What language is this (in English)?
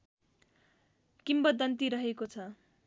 Nepali